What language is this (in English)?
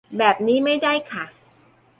Thai